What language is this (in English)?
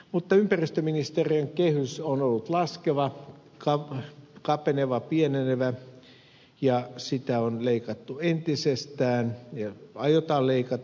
Finnish